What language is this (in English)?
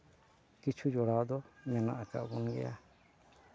Santali